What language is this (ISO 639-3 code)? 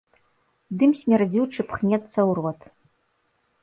bel